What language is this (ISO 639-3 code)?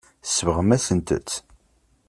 kab